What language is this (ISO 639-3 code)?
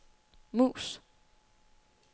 dan